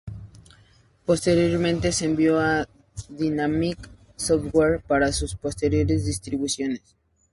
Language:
Spanish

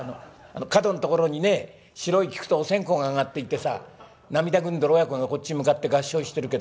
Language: Japanese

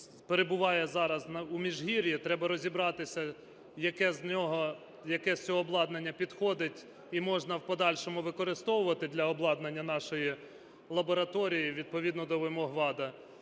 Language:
Ukrainian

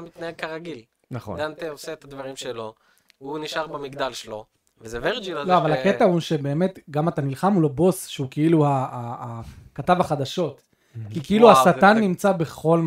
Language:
Hebrew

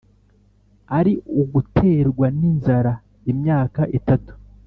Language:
Kinyarwanda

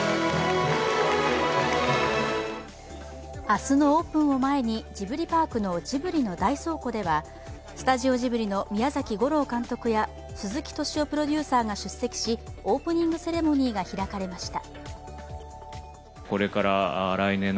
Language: Japanese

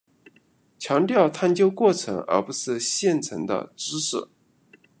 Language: Chinese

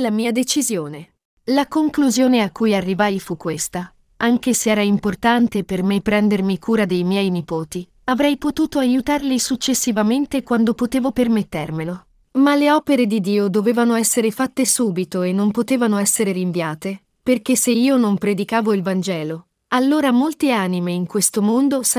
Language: Italian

